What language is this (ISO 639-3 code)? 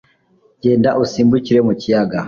kin